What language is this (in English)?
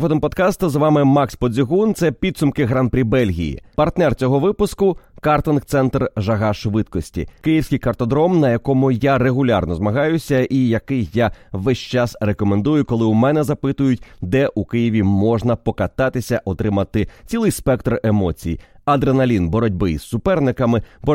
Ukrainian